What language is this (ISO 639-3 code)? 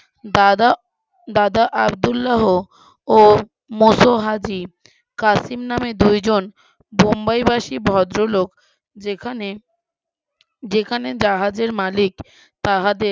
ben